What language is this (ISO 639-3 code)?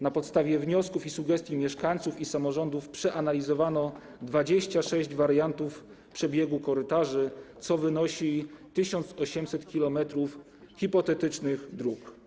pol